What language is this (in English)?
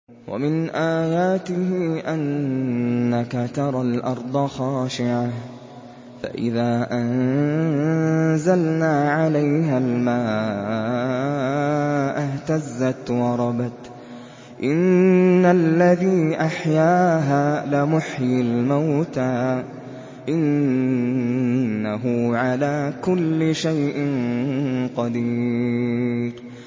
Arabic